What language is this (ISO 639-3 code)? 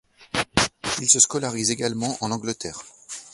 fra